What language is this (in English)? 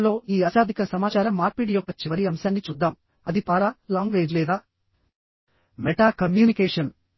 Telugu